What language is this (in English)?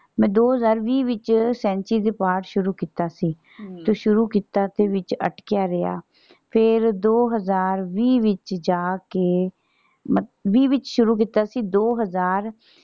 Punjabi